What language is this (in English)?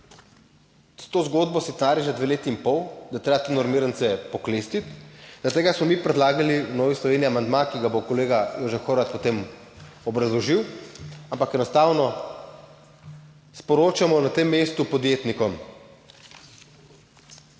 Slovenian